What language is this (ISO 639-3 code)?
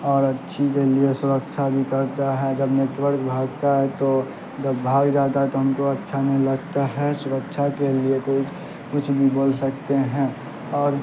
urd